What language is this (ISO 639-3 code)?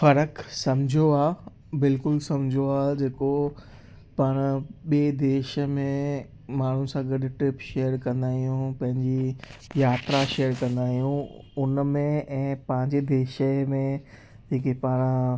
snd